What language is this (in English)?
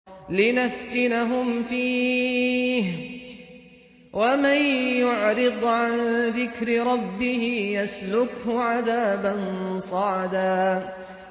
Arabic